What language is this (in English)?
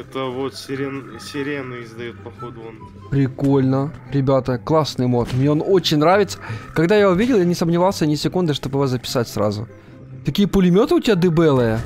Russian